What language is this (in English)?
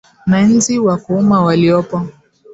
Swahili